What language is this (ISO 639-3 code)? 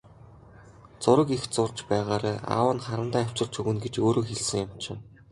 mon